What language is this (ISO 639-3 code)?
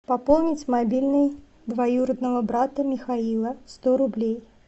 rus